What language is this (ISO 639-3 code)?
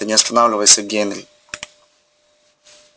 rus